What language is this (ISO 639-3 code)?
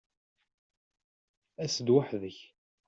kab